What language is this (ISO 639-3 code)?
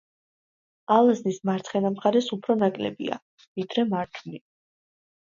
kat